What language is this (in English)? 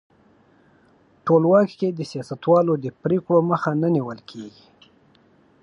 Pashto